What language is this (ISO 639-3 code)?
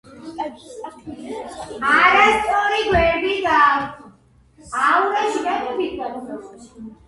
kat